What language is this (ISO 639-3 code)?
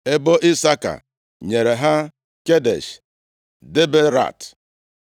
ibo